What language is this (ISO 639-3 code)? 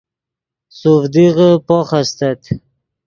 ydg